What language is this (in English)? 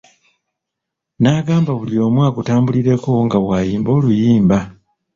Ganda